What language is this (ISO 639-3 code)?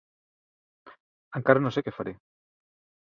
cat